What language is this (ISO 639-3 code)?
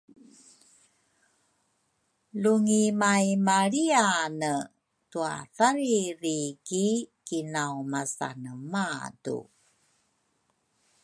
dru